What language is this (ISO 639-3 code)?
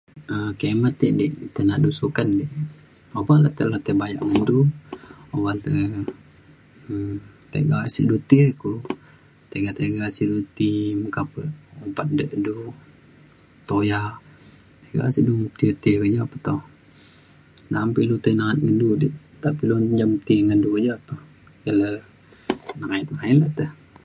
xkl